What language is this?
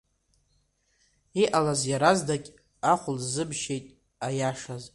Abkhazian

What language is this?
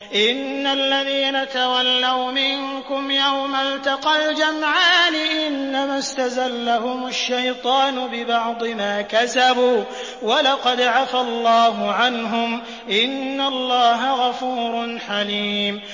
Arabic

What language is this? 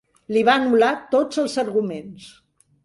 Catalan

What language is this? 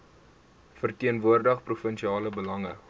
Afrikaans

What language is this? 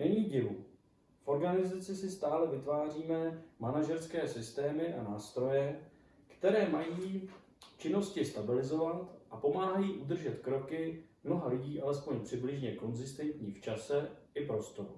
Czech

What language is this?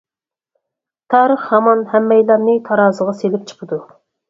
Uyghur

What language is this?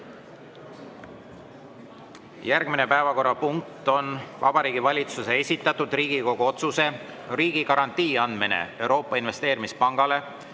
Estonian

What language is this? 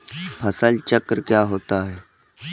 Hindi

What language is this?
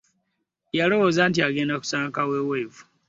Ganda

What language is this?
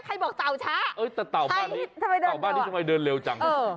Thai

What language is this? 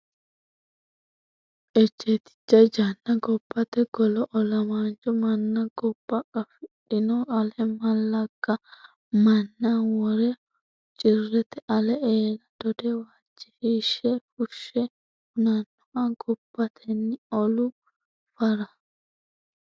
Sidamo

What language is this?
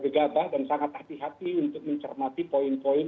Indonesian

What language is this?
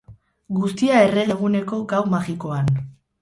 Basque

